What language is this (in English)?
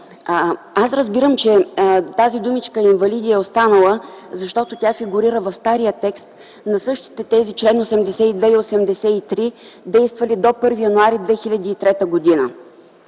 Bulgarian